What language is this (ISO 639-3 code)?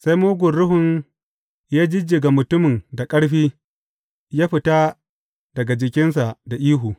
hau